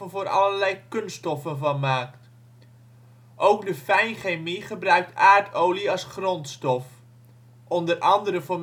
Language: Dutch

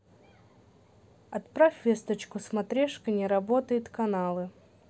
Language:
Russian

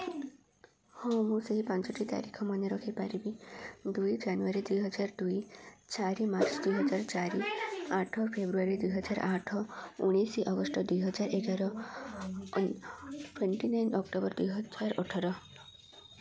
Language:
Odia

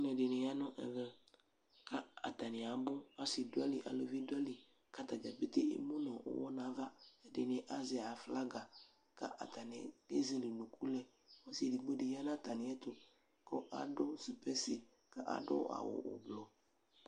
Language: Ikposo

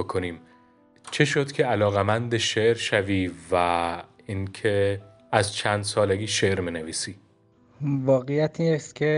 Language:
Persian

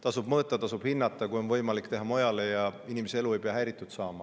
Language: Estonian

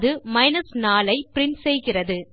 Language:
Tamil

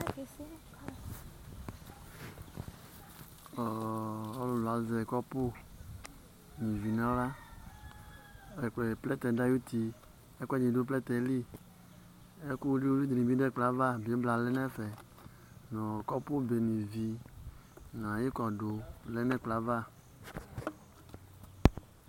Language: Ikposo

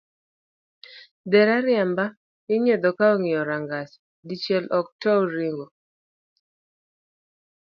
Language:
Luo (Kenya and Tanzania)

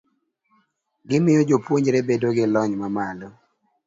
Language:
Luo (Kenya and Tanzania)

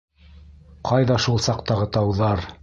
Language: Bashkir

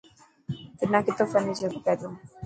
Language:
Dhatki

